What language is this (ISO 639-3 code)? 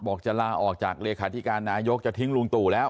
tha